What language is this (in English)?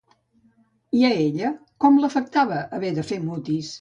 Catalan